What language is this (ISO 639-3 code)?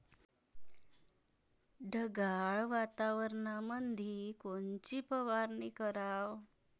mar